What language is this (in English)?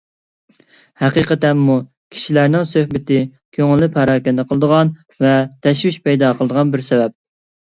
Uyghur